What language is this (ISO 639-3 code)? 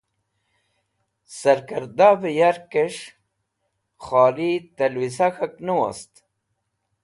wbl